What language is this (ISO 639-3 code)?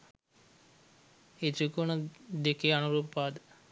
sin